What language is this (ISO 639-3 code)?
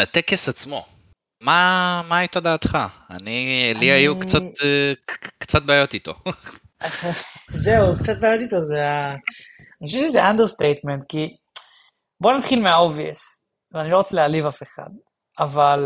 heb